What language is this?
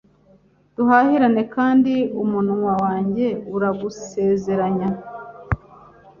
Kinyarwanda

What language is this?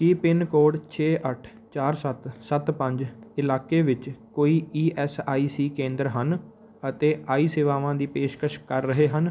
Punjabi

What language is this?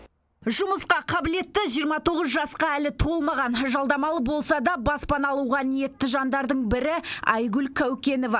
Kazakh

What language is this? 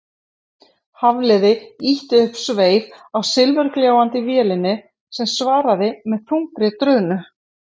Icelandic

